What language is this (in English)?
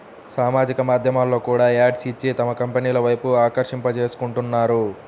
Telugu